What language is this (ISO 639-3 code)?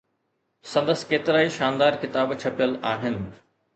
snd